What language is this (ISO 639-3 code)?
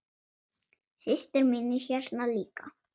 isl